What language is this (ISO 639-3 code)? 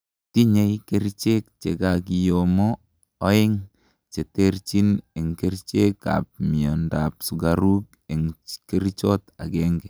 kln